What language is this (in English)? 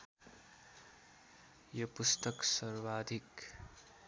Nepali